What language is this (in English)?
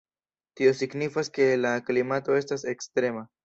Esperanto